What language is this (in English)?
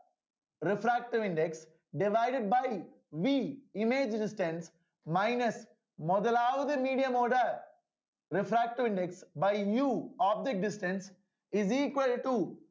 Tamil